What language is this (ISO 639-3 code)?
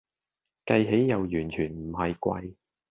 yue